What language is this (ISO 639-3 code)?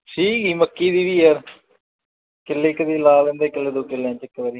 pan